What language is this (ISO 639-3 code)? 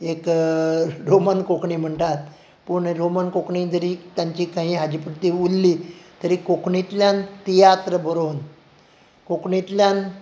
kok